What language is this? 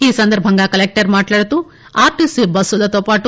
Telugu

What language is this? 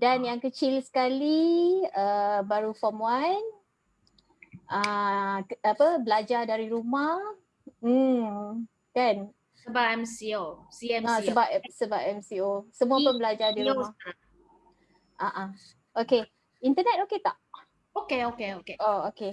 Malay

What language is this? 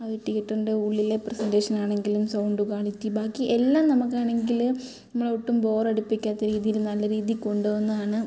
Malayalam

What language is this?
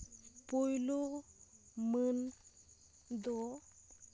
Santali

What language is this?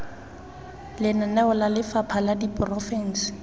Tswana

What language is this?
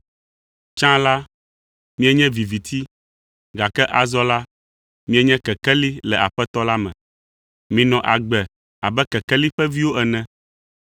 Ewe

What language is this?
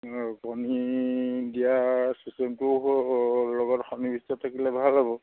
Assamese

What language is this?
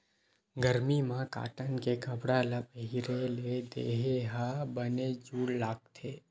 Chhattisgarhi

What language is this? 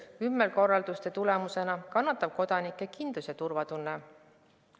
Estonian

